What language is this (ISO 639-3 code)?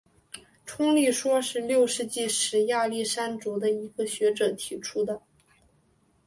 zho